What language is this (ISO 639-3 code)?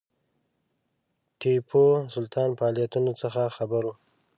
pus